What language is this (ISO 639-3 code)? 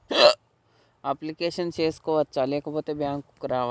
tel